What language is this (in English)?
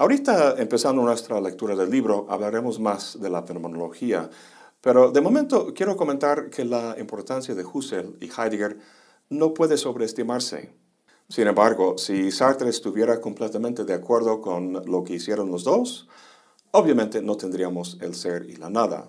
Spanish